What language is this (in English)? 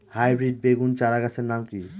Bangla